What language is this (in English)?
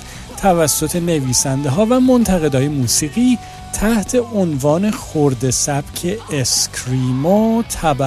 Persian